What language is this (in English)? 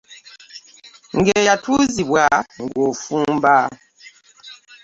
Ganda